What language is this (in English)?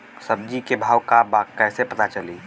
Bhojpuri